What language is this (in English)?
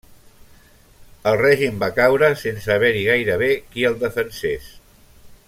Catalan